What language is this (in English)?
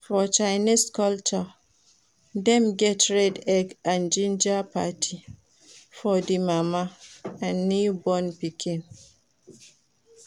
Nigerian Pidgin